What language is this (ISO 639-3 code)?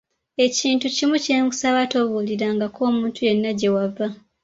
lug